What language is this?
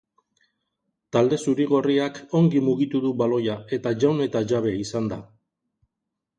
Basque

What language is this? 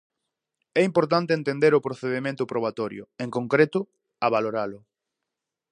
Galician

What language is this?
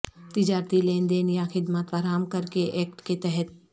Urdu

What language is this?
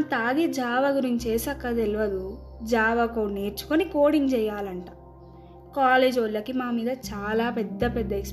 Telugu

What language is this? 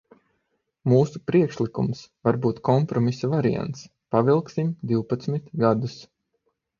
Latvian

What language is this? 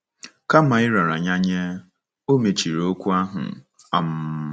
Igbo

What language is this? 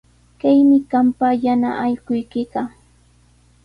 Sihuas Ancash Quechua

